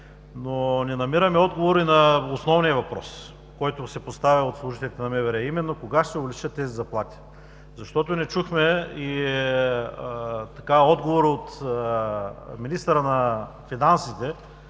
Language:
Bulgarian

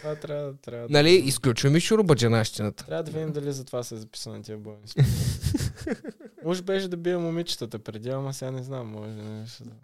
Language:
Bulgarian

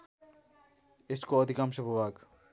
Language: Nepali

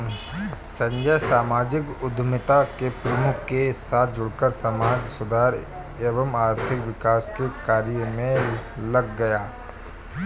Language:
Hindi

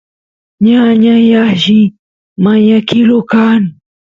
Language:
Santiago del Estero Quichua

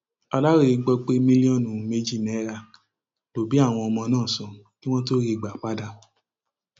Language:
Yoruba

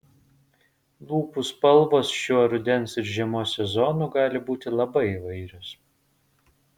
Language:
Lithuanian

